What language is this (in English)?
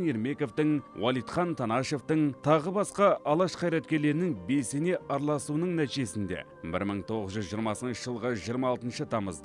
Turkish